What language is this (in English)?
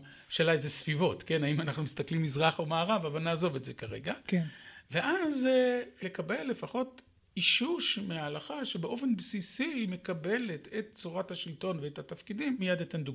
Hebrew